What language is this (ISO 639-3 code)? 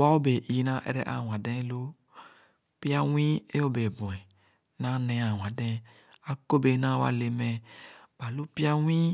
ogo